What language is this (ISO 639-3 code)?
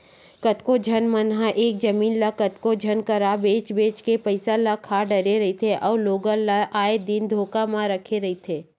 hne